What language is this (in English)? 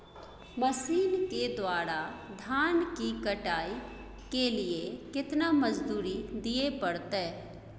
Maithili